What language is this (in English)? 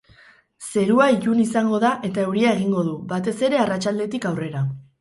Basque